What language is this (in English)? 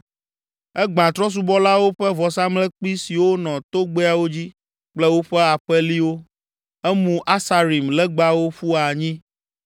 Ewe